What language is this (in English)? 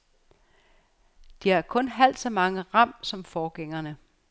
Danish